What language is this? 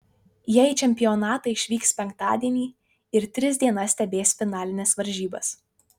Lithuanian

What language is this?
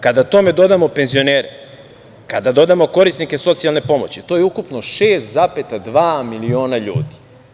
Serbian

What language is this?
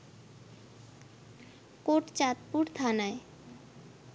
Bangla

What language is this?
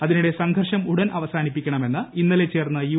Malayalam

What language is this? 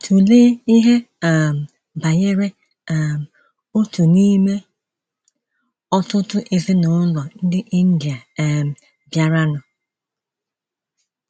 Igbo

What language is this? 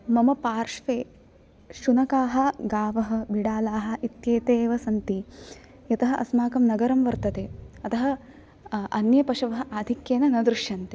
Sanskrit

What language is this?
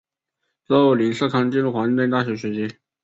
Chinese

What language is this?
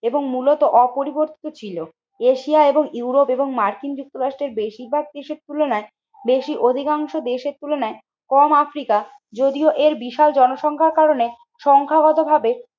Bangla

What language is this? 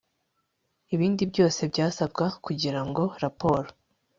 Kinyarwanda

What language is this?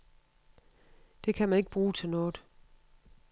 Danish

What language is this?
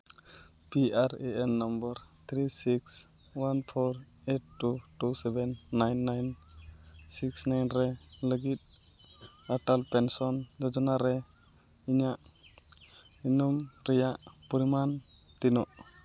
Santali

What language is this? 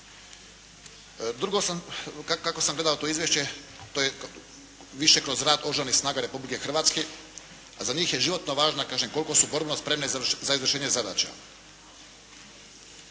Croatian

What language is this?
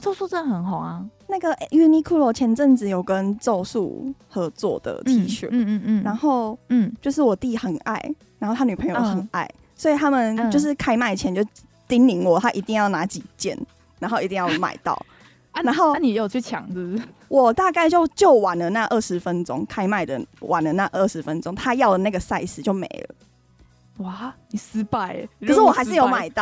Chinese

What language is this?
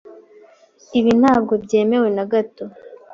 Kinyarwanda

